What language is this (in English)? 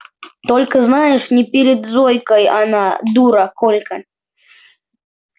Russian